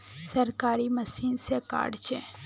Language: Magahi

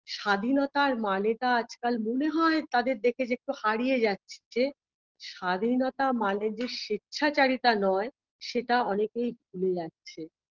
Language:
Bangla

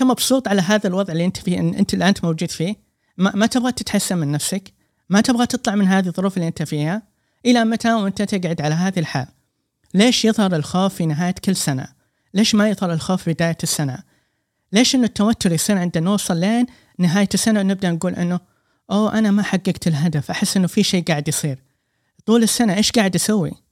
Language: Arabic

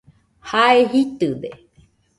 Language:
Nüpode Huitoto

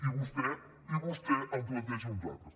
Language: Catalan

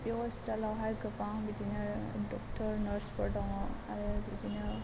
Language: Bodo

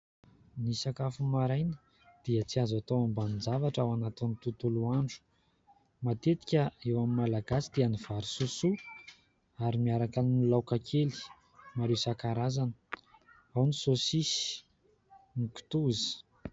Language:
Malagasy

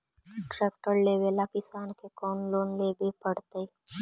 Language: Magahi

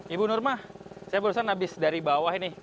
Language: Indonesian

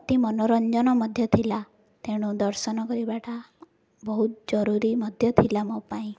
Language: Odia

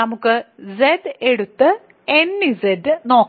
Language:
Malayalam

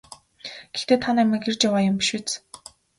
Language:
Mongolian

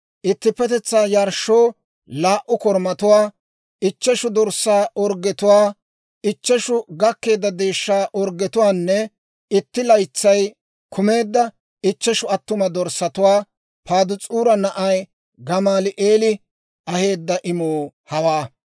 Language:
Dawro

